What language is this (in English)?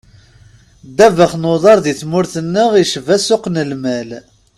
Kabyle